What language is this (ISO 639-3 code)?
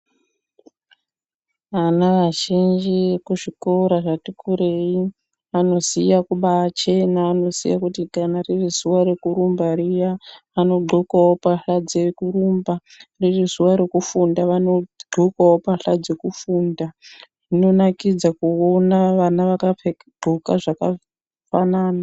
ndc